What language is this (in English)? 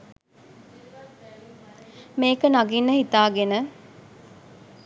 Sinhala